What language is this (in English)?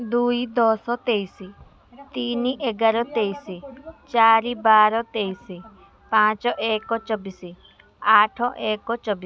Odia